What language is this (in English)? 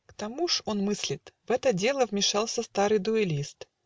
Russian